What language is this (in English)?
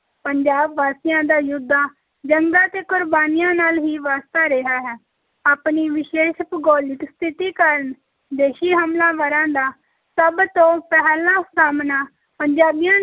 Punjabi